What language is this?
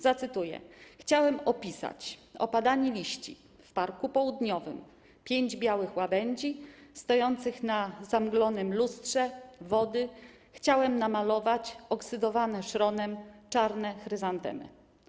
Polish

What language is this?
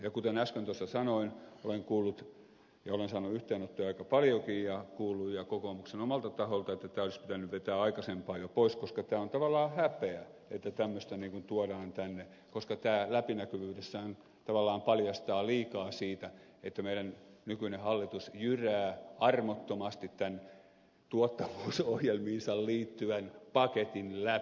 Finnish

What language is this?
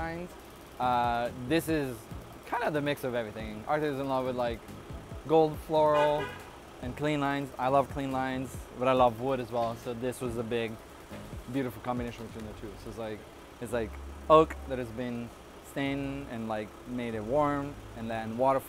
English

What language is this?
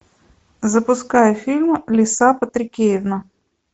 Russian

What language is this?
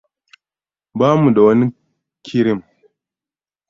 Hausa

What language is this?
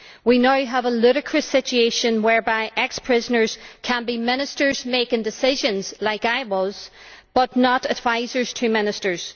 English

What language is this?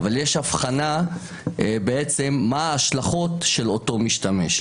Hebrew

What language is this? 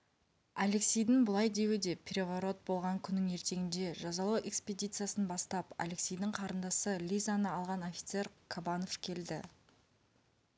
Kazakh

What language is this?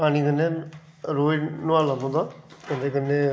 Dogri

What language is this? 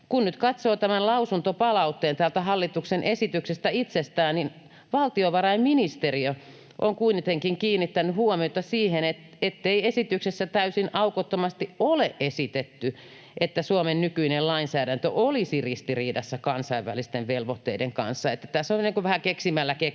Finnish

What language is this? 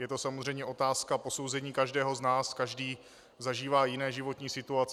Czech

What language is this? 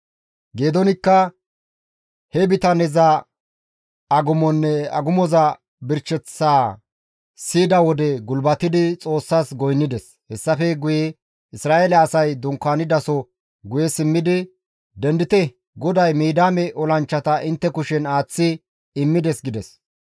Gamo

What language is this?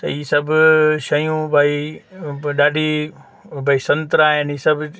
Sindhi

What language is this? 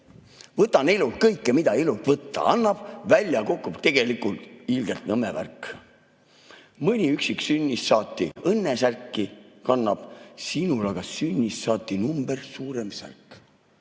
Estonian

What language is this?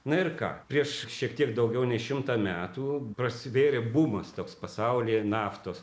Lithuanian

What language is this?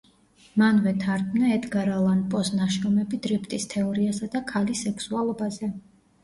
Georgian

